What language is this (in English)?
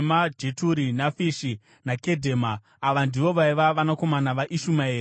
Shona